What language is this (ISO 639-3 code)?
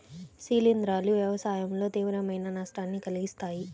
tel